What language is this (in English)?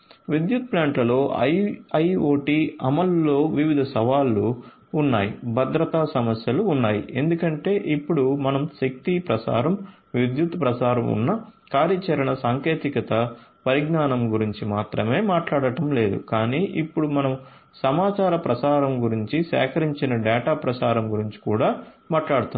Telugu